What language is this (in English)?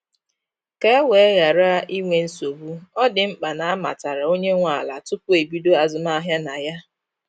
Igbo